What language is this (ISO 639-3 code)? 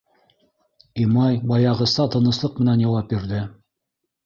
bak